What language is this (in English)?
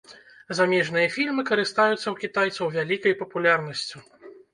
Belarusian